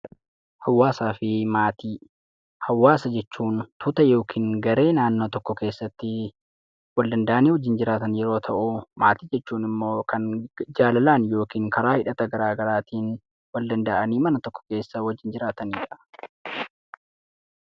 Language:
Oromo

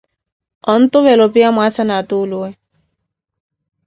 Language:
Koti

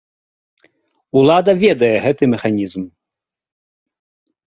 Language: Belarusian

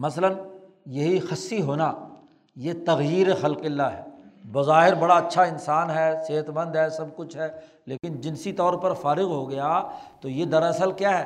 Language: Urdu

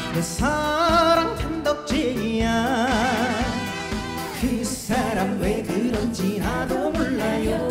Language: Korean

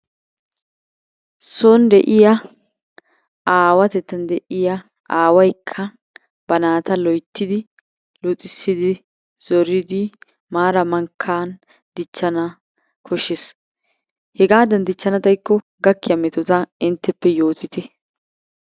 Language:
Wolaytta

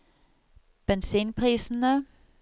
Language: Norwegian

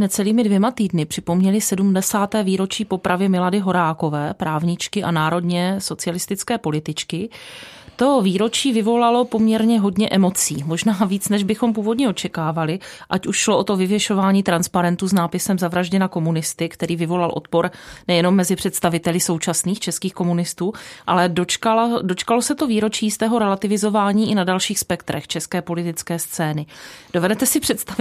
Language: Czech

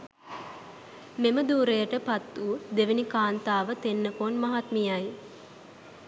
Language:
Sinhala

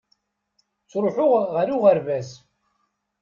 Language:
Kabyle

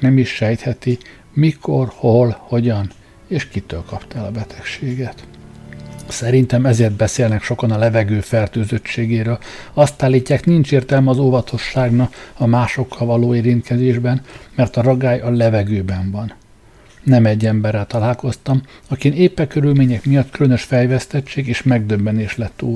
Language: Hungarian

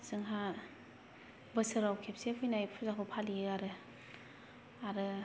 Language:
Bodo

